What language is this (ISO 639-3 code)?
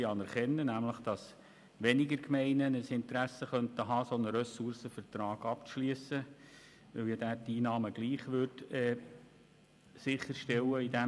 gsw